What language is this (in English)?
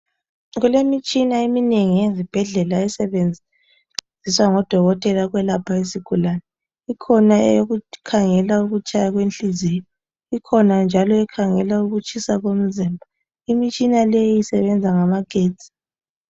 North Ndebele